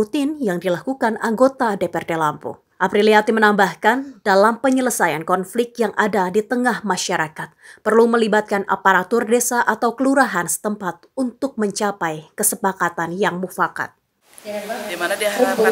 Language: Indonesian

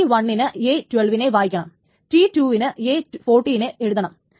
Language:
Malayalam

